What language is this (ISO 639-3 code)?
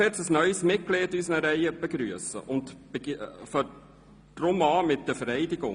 gsw